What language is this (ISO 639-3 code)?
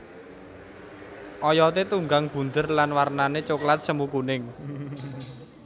jav